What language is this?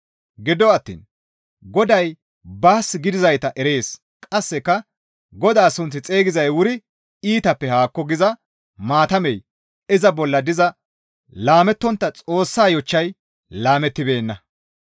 Gamo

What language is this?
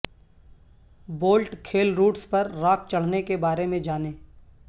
Urdu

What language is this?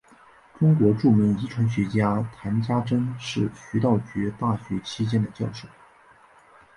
Chinese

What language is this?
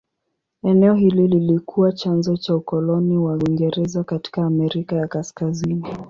Swahili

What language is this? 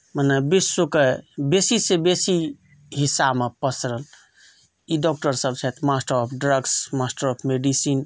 Maithili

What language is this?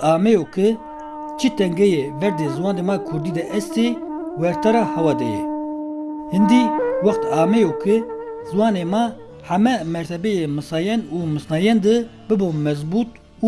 Turkish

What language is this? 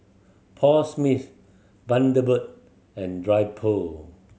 English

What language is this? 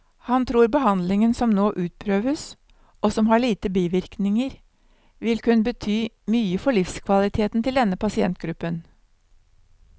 Norwegian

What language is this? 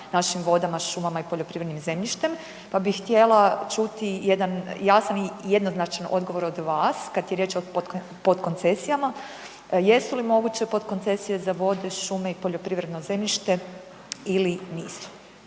Croatian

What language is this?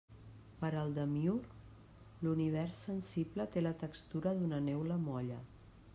Catalan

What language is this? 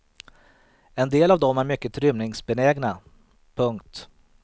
Swedish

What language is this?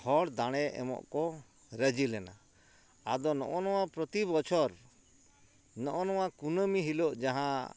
Santali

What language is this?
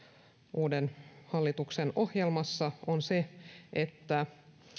Finnish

